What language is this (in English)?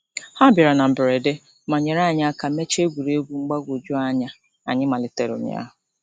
Igbo